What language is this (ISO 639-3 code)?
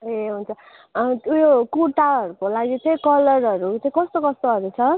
nep